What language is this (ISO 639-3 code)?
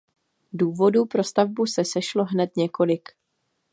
ces